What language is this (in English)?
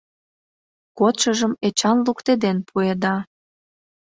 Mari